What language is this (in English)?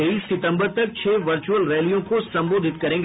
Hindi